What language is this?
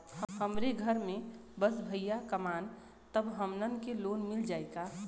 Bhojpuri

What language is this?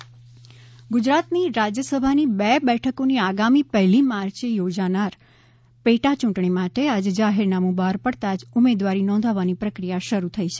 Gujarati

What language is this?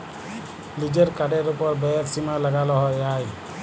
Bangla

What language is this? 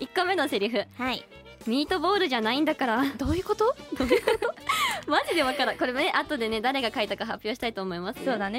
Japanese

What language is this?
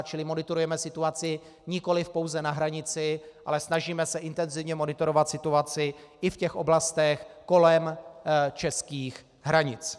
Czech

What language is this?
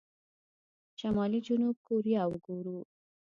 Pashto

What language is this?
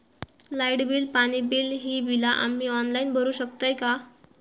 Marathi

